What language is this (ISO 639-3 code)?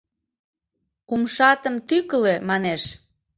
chm